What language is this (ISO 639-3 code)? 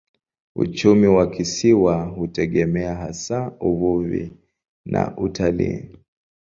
swa